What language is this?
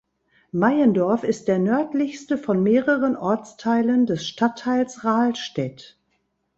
German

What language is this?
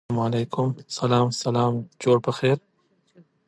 Pashto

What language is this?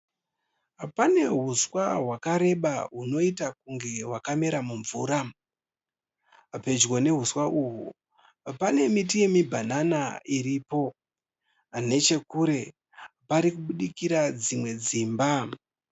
Shona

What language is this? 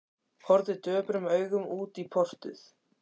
Icelandic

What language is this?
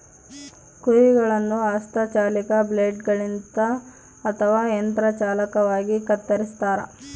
Kannada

